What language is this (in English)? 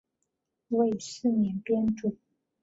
Chinese